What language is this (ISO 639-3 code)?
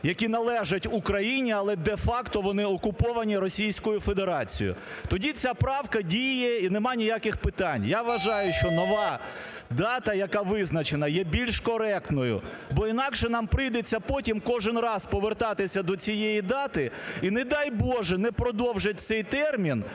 ukr